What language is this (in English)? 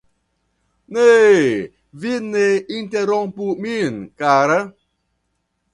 Esperanto